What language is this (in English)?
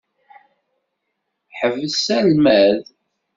Kabyle